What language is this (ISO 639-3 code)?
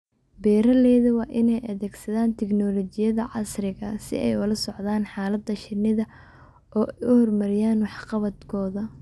som